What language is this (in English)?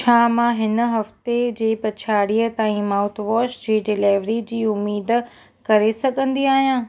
Sindhi